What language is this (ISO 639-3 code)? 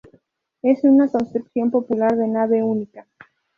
spa